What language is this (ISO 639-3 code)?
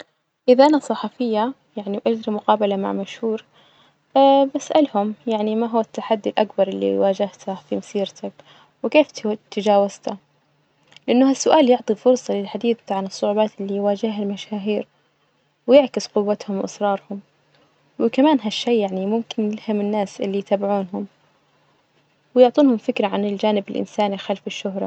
ars